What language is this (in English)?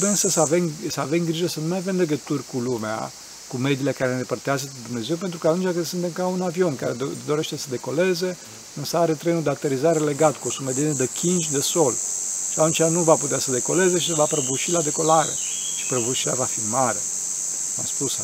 Romanian